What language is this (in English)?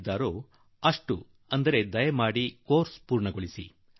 Kannada